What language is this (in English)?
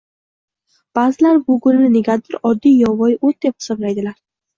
Uzbek